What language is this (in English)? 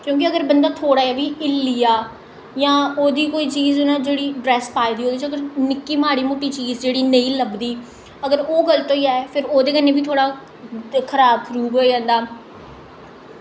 Dogri